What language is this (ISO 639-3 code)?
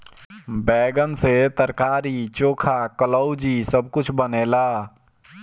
bho